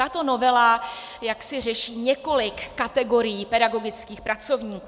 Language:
Czech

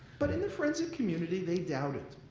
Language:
English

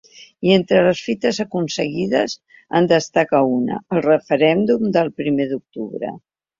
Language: Catalan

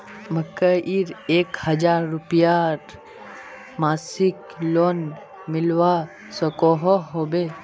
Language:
Magahi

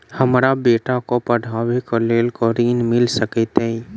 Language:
Maithili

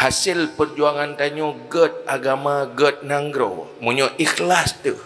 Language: Malay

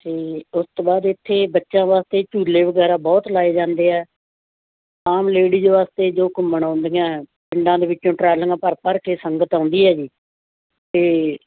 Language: Punjabi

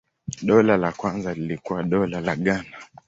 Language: Swahili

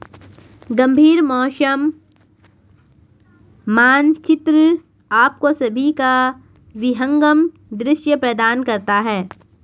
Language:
Hindi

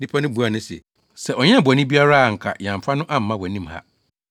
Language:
Akan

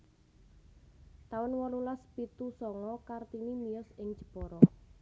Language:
Javanese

